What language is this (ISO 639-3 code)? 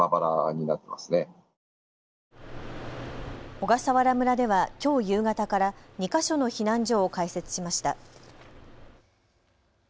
jpn